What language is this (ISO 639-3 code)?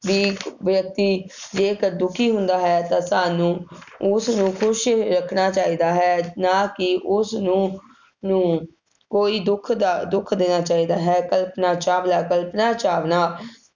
pan